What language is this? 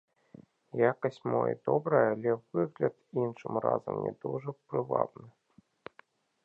Belarusian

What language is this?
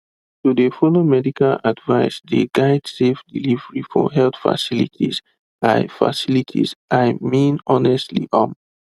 Nigerian Pidgin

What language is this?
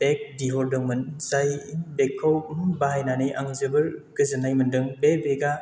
Bodo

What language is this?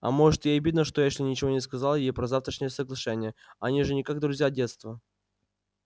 Russian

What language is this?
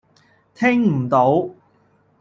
Cantonese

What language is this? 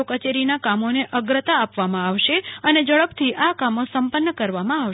Gujarati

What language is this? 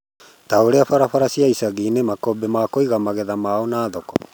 Kikuyu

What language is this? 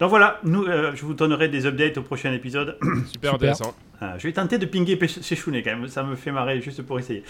French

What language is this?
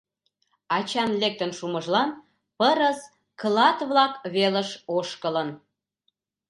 Mari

